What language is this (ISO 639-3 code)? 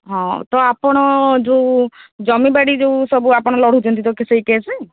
ori